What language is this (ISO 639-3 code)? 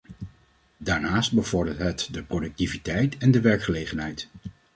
nld